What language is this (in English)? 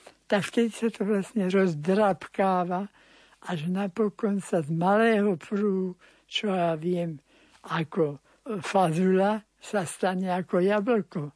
Slovak